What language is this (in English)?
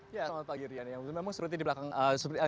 Indonesian